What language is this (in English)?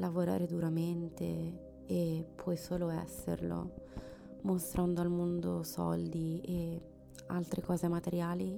Italian